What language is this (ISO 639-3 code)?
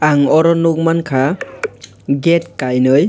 trp